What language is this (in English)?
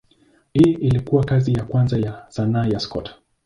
Swahili